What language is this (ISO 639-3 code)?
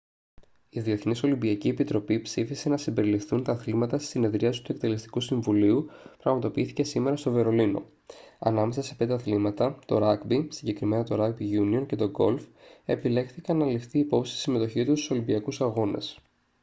ell